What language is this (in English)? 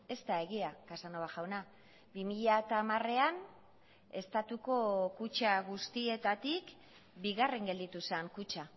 Basque